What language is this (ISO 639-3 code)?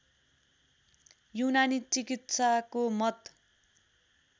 nep